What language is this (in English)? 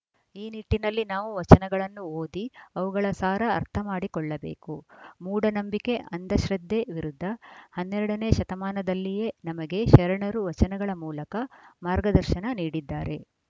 Kannada